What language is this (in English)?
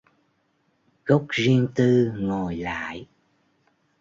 Vietnamese